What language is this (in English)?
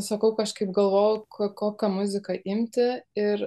Lithuanian